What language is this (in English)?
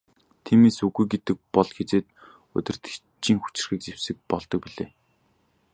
Mongolian